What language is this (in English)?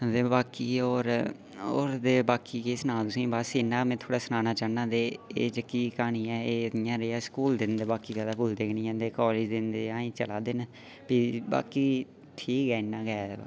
Dogri